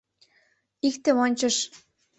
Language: Mari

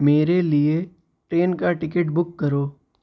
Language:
Urdu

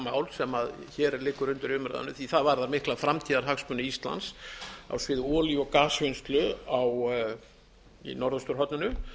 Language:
Icelandic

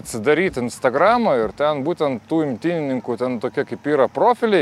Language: Lithuanian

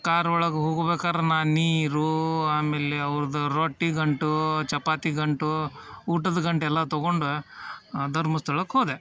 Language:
Kannada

